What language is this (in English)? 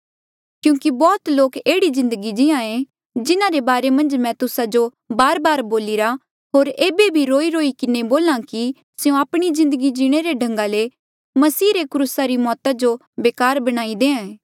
Mandeali